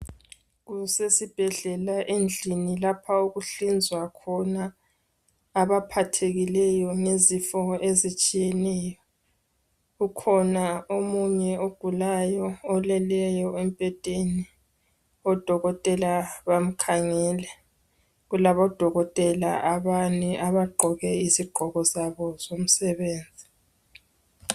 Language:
North Ndebele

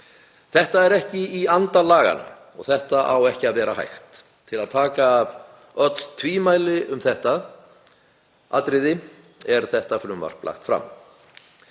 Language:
Icelandic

